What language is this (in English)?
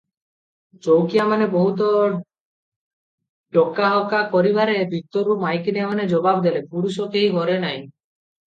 Odia